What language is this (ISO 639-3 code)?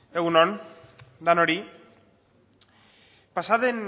eus